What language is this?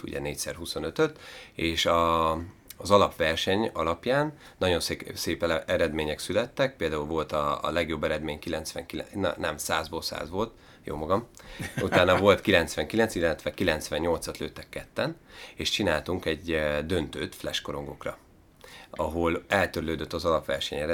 Hungarian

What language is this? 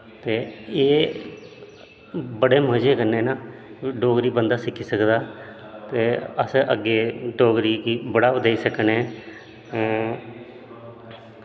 Dogri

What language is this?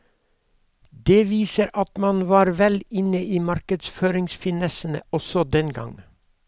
Norwegian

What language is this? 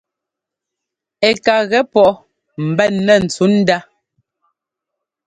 Ngomba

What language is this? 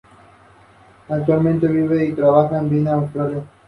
Spanish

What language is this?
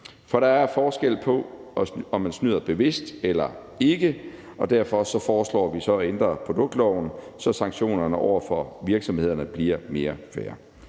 Danish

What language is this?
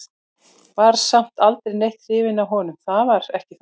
Icelandic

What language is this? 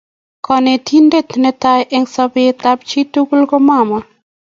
Kalenjin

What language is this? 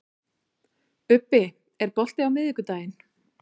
Icelandic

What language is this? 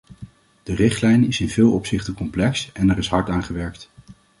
Dutch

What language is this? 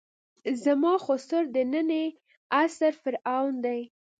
Pashto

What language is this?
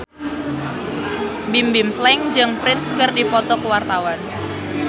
Sundanese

